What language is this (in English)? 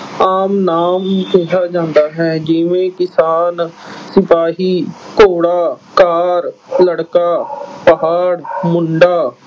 Punjabi